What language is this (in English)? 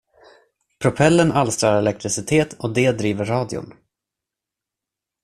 Swedish